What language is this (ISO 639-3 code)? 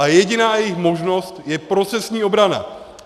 ces